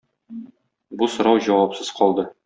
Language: Tatar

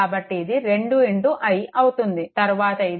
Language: Telugu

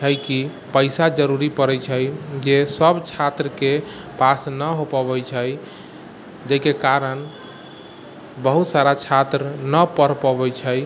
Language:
Maithili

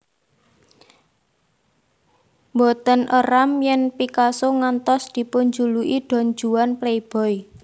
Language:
Javanese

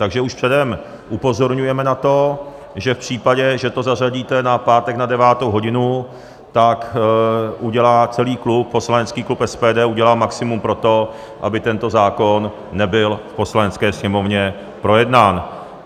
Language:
Czech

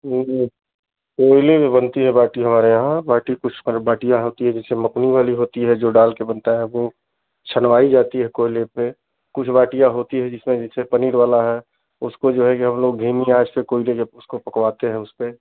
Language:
Hindi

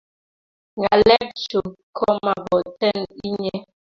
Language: Kalenjin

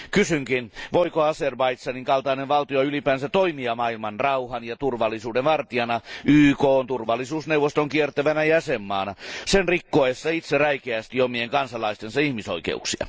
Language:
Finnish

